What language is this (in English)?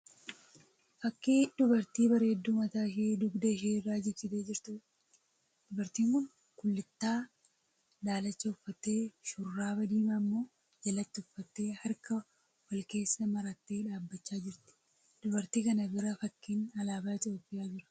Oromo